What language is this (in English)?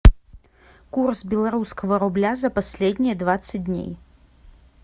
Russian